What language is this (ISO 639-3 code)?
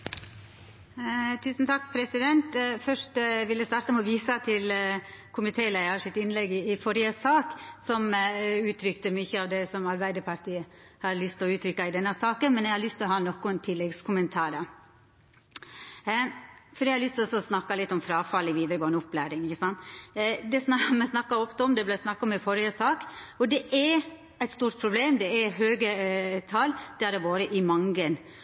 nno